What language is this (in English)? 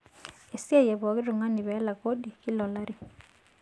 Masai